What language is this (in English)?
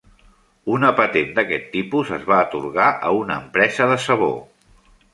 Catalan